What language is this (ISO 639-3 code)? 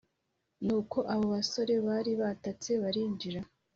kin